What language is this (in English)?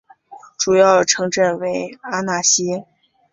Chinese